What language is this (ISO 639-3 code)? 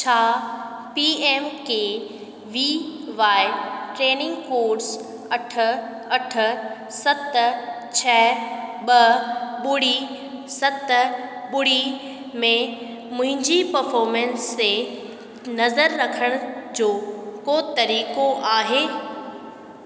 snd